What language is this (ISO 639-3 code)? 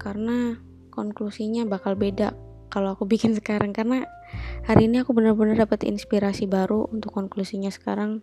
ind